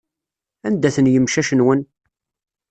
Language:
Kabyle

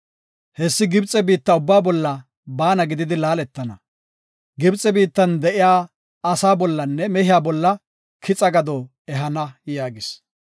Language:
Gofa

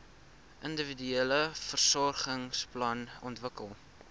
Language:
Afrikaans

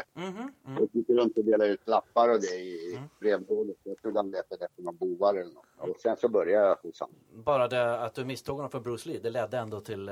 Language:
Swedish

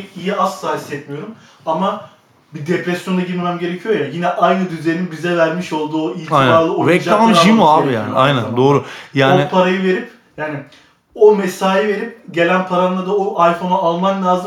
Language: Turkish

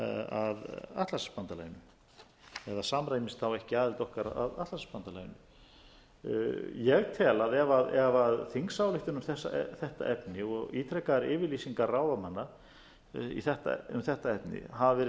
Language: Icelandic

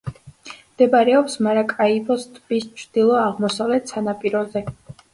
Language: Georgian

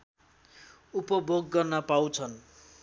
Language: Nepali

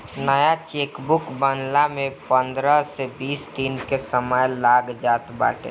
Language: Bhojpuri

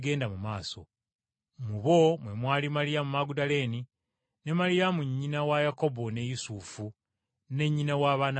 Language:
Ganda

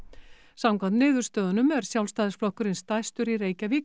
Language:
Icelandic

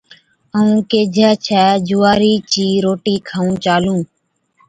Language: Od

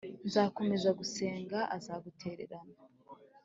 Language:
Kinyarwanda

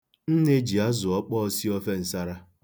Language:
Igbo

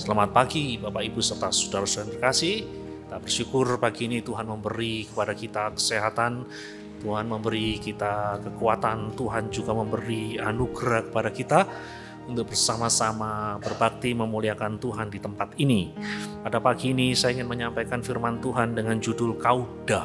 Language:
Indonesian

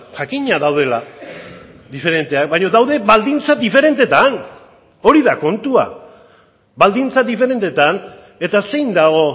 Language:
Basque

